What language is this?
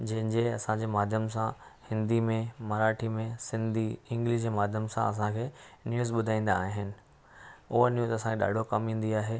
Sindhi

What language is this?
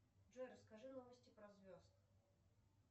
Russian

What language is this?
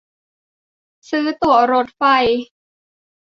Thai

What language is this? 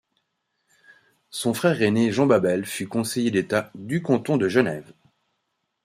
French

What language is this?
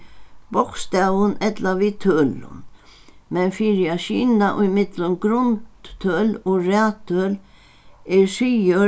Faroese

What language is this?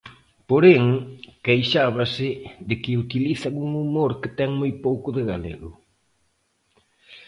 Galician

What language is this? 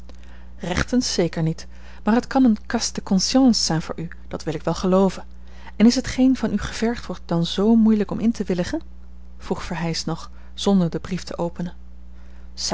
Dutch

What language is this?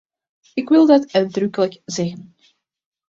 Dutch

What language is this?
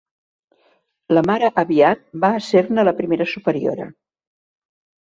Catalan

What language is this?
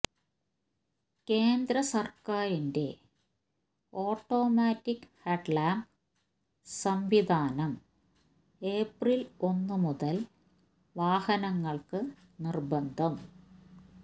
Malayalam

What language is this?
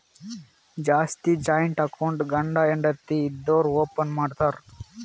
Kannada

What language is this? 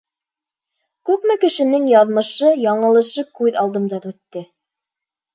Bashkir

